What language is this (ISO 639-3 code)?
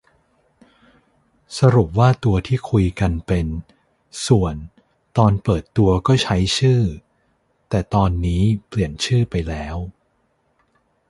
tha